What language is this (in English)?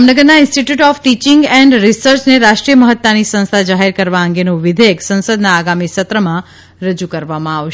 Gujarati